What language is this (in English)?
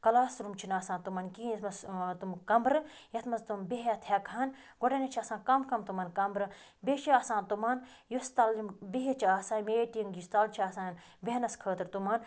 Kashmiri